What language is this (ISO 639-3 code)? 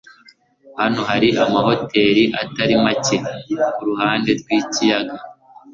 kin